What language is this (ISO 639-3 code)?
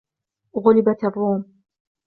ara